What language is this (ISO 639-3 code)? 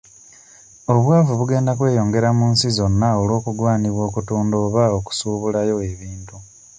lug